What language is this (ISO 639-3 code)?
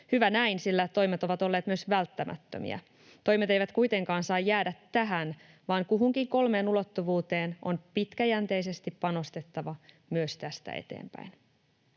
fin